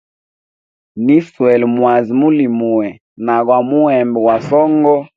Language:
Hemba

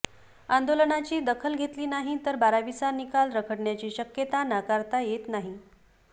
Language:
Marathi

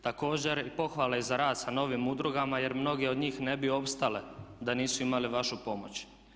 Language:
Croatian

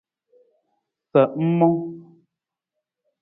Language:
Nawdm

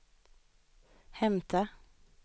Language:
Swedish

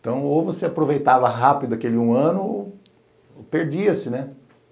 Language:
Portuguese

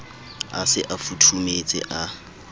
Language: Southern Sotho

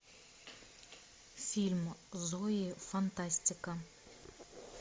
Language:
Russian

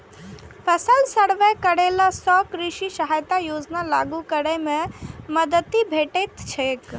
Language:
Maithili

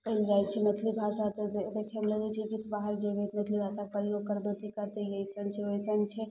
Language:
Maithili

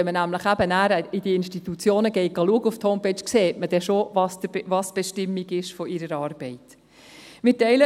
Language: Swiss German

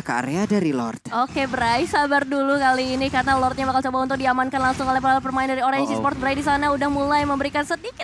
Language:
Indonesian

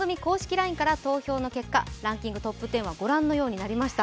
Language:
Japanese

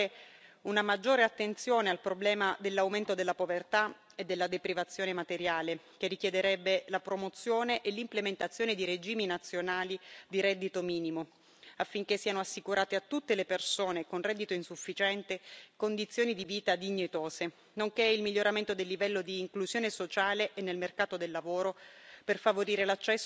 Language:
Italian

